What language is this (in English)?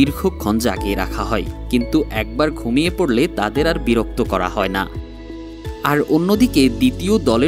Romanian